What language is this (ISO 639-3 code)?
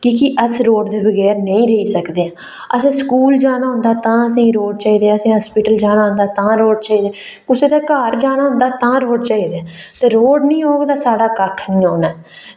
doi